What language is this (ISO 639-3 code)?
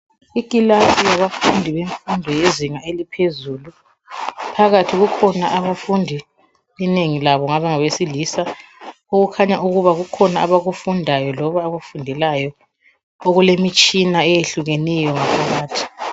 nde